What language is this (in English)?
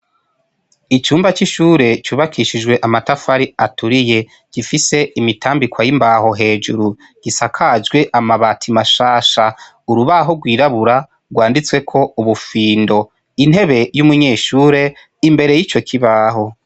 Rundi